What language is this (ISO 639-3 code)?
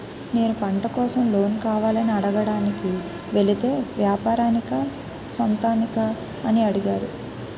tel